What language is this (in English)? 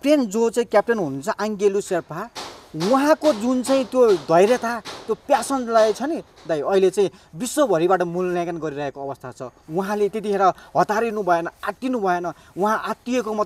Korean